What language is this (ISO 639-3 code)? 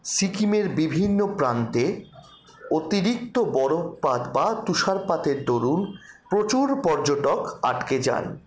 ben